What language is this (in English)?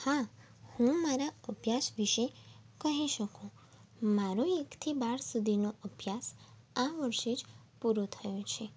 Gujarati